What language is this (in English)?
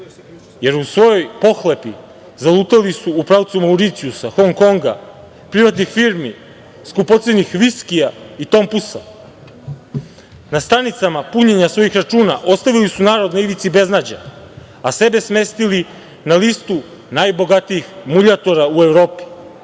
Serbian